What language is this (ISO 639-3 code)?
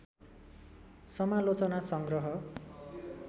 nep